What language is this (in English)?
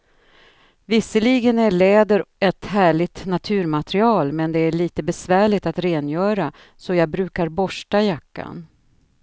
Swedish